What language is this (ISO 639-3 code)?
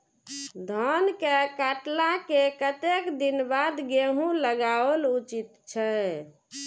mai